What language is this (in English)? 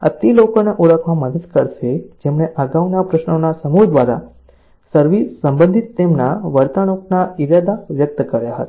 Gujarati